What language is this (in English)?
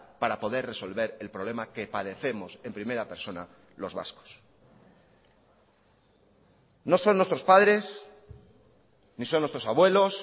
Spanish